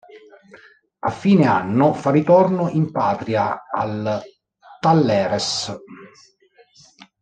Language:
Italian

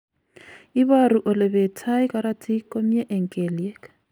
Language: Kalenjin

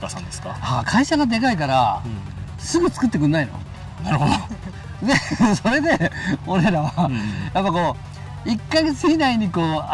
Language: Japanese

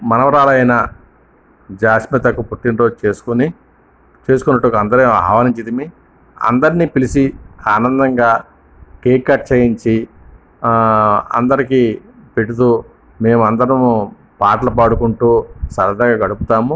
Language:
Telugu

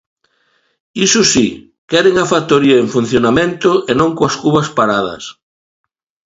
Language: Galician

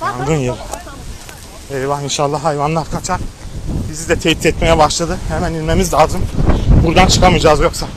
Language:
Turkish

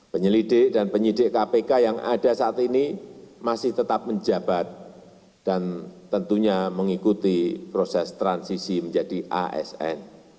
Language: Indonesian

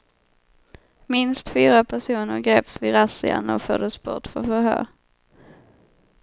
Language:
Swedish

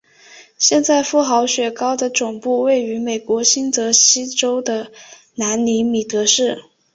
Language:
Chinese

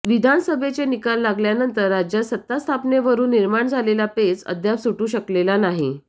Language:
Marathi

